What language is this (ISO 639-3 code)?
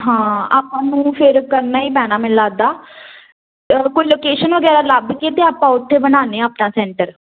pan